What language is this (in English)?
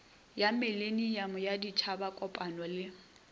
Northern Sotho